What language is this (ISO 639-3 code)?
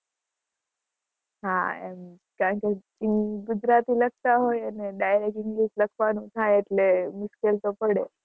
guj